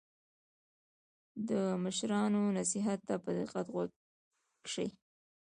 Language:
Pashto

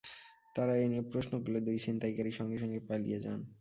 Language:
Bangla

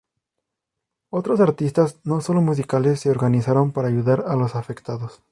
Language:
Spanish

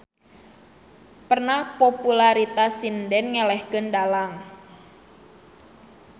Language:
Sundanese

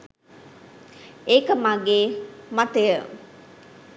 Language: Sinhala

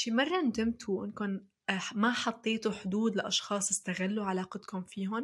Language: Arabic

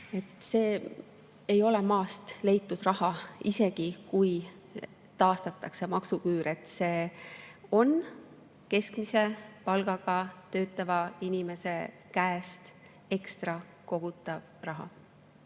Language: Estonian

